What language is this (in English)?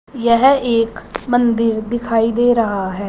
Hindi